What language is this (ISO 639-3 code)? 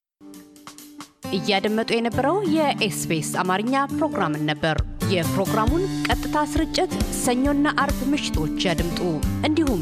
amh